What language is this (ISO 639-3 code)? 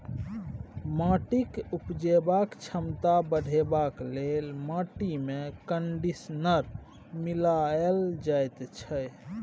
mai